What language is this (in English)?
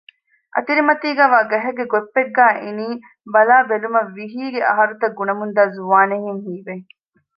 Divehi